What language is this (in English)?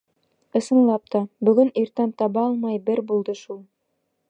Bashkir